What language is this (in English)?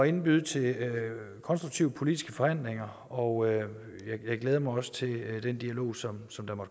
Danish